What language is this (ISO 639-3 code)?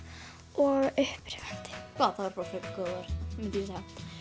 isl